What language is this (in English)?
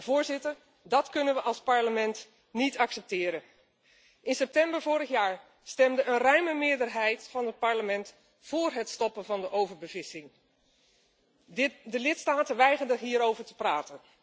Dutch